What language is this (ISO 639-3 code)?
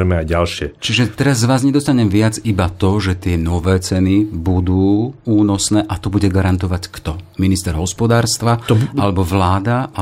slk